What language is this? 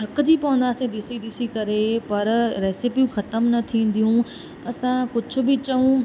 Sindhi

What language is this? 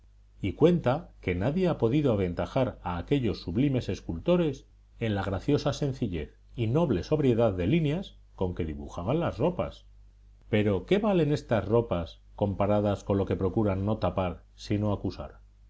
Spanish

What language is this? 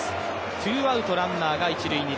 Japanese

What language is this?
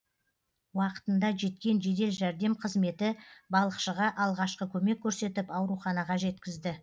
Kazakh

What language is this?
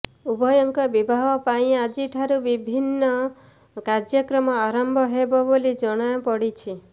Odia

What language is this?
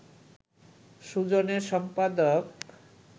Bangla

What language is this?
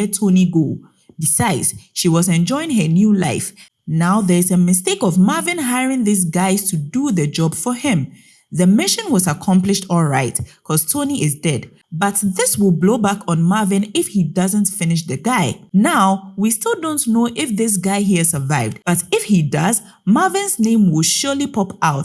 English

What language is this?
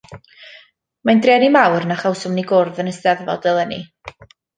Welsh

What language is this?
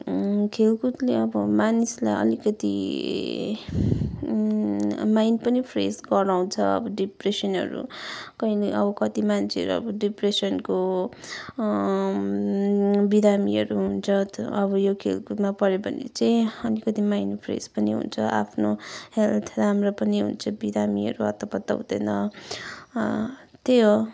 Nepali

